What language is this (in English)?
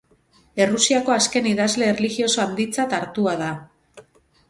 Basque